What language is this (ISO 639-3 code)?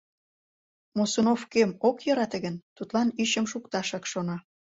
chm